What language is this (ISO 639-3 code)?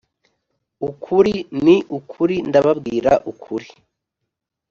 kin